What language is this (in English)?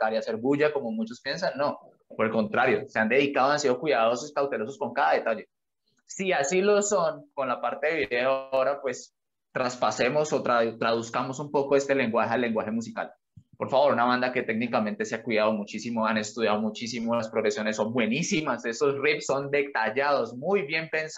Spanish